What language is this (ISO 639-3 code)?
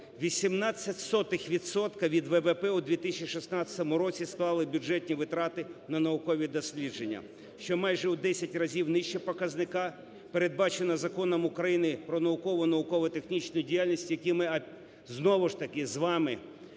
ukr